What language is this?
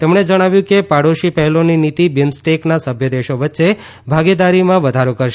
Gujarati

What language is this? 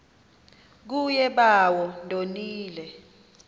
Xhosa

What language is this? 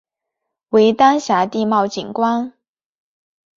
Chinese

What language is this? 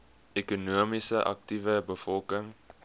Afrikaans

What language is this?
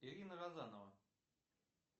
Russian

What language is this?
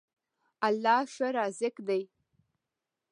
Pashto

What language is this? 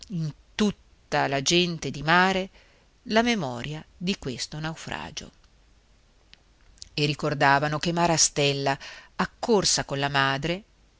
Italian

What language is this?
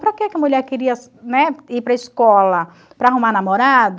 Portuguese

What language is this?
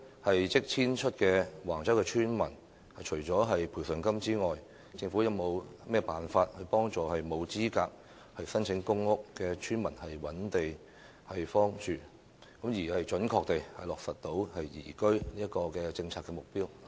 Cantonese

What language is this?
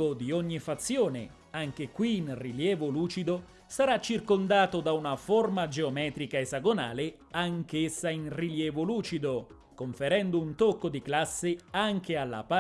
Italian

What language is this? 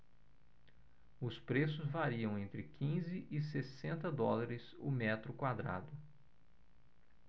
Portuguese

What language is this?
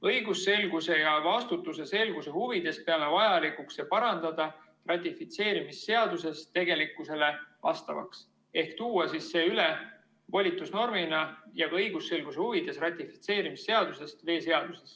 Estonian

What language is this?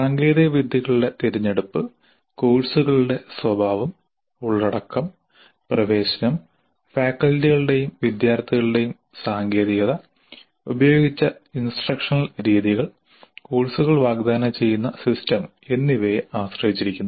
Malayalam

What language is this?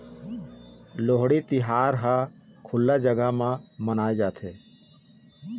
Chhattisgarhi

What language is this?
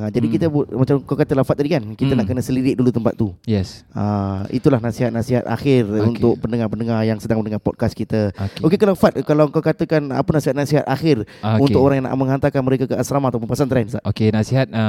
Malay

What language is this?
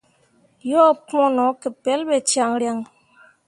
Mundang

